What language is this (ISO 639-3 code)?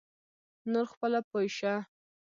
pus